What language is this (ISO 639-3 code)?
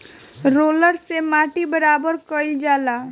bho